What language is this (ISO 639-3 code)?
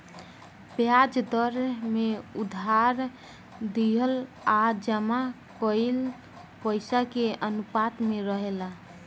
bho